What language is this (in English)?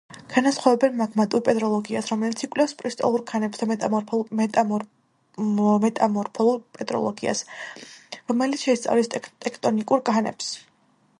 Georgian